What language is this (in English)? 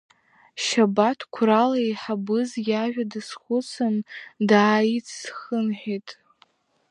Abkhazian